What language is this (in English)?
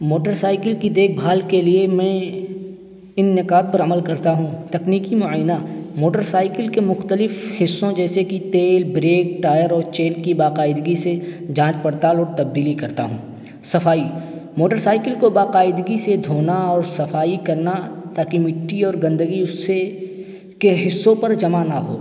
Urdu